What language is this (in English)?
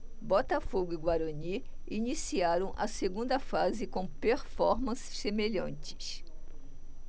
Portuguese